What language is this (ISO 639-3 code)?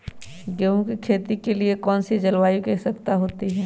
mag